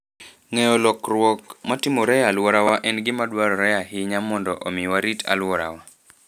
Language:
Luo (Kenya and Tanzania)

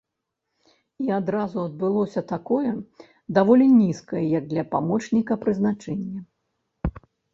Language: Belarusian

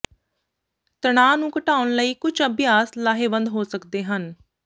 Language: Punjabi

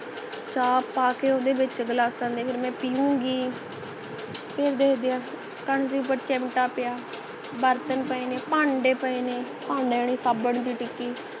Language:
Punjabi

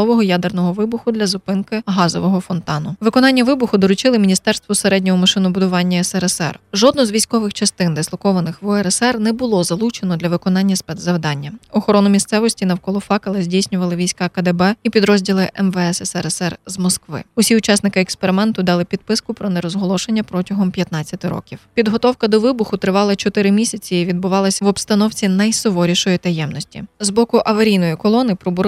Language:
Ukrainian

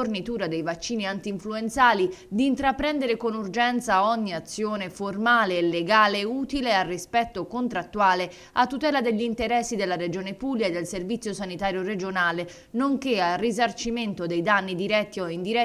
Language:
Italian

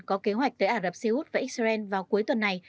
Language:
Vietnamese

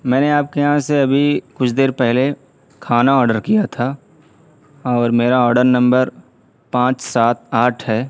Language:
Urdu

